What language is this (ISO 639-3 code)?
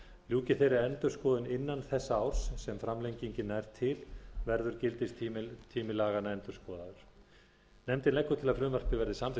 isl